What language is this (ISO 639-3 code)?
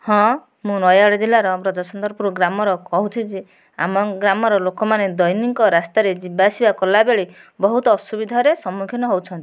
ori